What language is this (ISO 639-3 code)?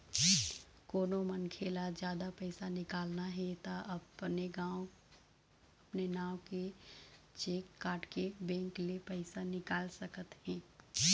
hne